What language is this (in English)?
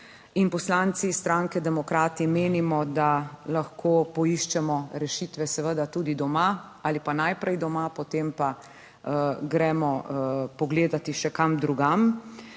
Slovenian